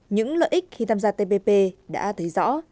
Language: Vietnamese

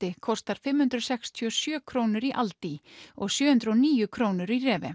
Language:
Icelandic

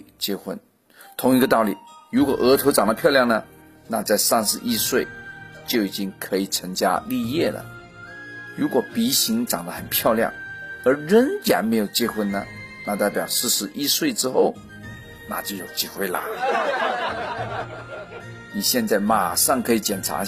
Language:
Chinese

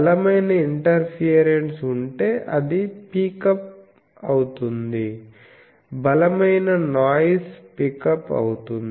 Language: Telugu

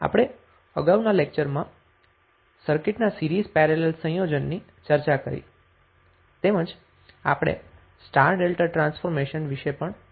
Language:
Gujarati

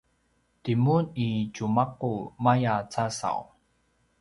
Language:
Paiwan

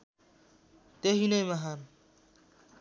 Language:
Nepali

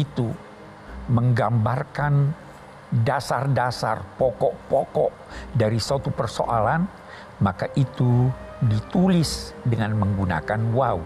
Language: Indonesian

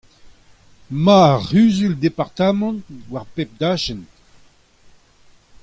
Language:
Breton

